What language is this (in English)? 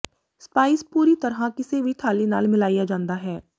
Punjabi